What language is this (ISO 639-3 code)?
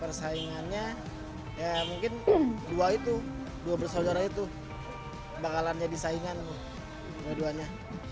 ind